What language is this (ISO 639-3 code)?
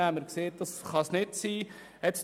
gsw